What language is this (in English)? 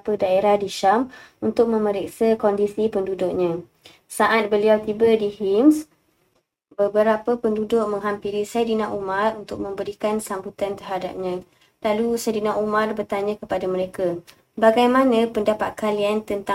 Malay